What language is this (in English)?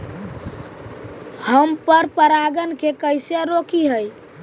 Magahi